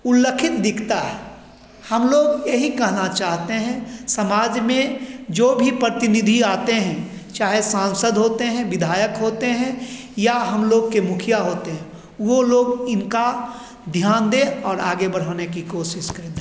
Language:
Hindi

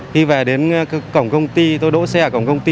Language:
Vietnamese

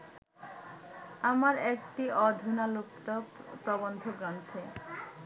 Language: Bangla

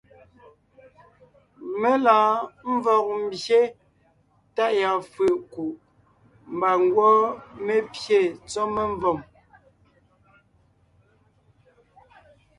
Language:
Ngiemboon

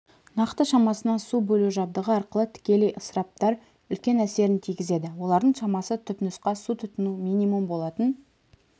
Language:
Kazakh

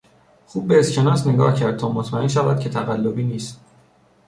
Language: Persian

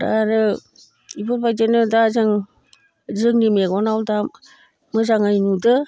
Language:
Bodo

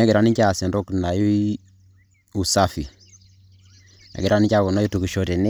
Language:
Masai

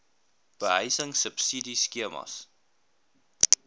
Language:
Afrikaans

